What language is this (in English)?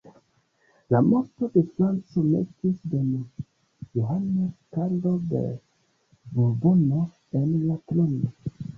Esperanto